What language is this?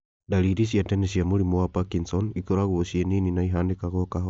Kikuyu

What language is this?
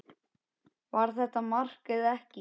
Icelandic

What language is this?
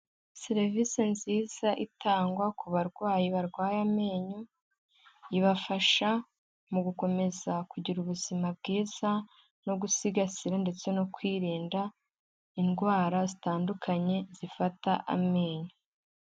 Kinyarwanda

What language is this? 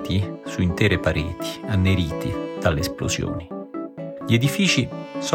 Italian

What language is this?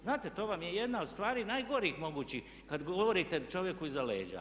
Croatian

